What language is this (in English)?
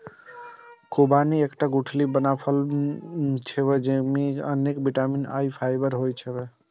Maithili